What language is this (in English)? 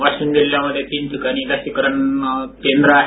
Marathi